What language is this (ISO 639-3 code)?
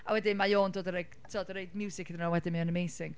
cym